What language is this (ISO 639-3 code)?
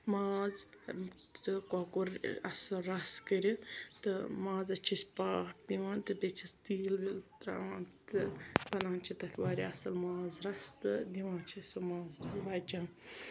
kas